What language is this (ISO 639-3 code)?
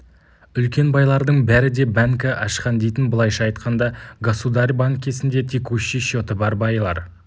kaz